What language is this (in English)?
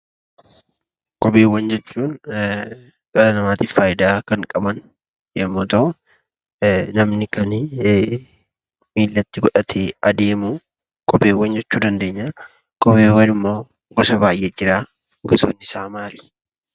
Oromo